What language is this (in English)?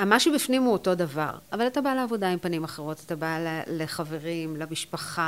Hebrew